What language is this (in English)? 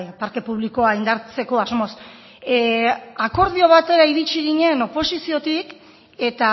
Basque